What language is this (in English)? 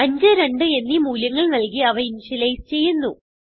Malayalam